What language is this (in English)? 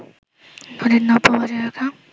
Bangla